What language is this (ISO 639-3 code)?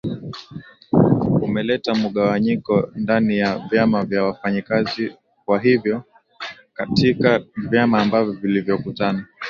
swa